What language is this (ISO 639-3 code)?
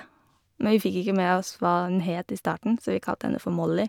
nor